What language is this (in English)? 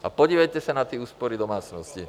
Czech